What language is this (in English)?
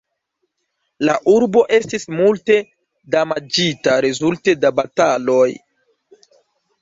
Esperanto